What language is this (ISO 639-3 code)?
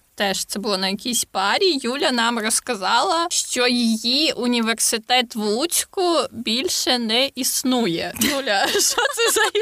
ukr